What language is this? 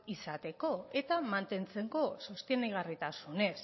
Basque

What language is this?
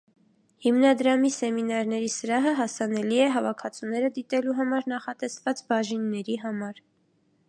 Armenian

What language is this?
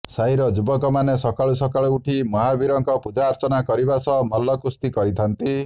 Odia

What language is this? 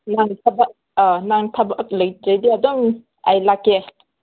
Manipuri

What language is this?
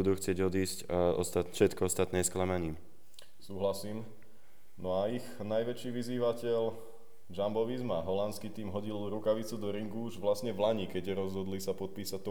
Slovak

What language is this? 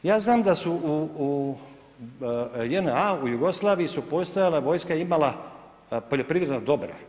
Croatian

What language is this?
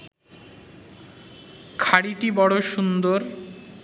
Bangla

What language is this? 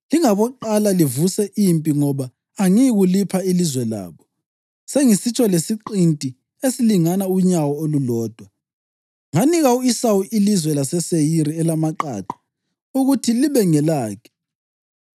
North Ndebele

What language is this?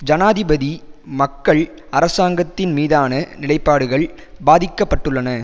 Tamil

